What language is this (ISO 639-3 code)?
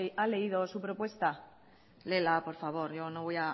spa